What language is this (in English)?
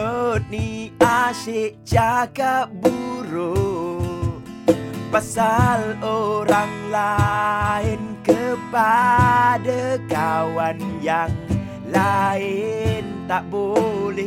Malay